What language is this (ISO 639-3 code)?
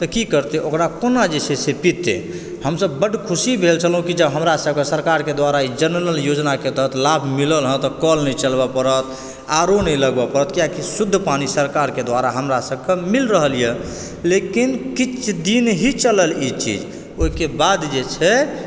mai